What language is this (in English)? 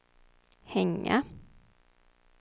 Swedish